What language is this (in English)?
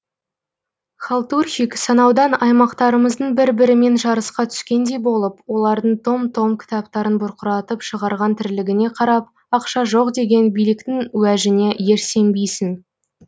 Kazakh